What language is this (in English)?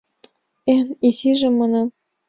Mari